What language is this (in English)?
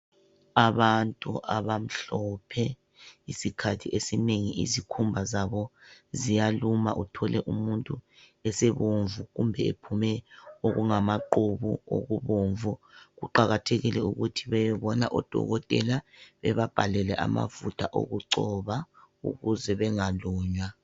North Ndebele